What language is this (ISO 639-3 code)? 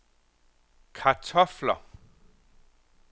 dan